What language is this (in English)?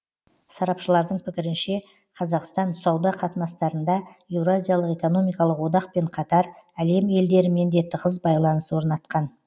Kazakh